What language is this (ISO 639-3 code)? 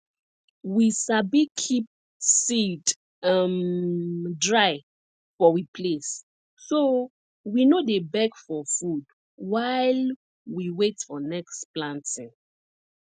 pcm